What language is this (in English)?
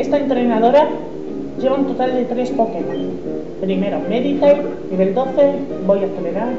Spanish